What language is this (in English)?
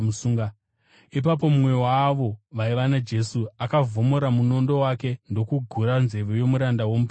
Shona